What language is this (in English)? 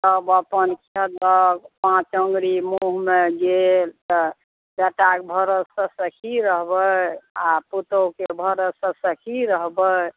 Maithili